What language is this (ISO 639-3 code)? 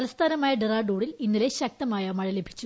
mal